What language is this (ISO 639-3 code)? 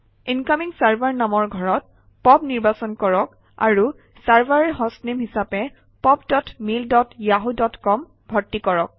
asm